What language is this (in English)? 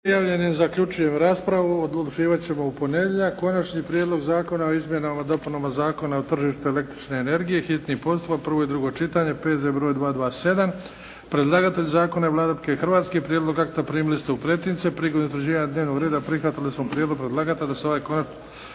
Croatian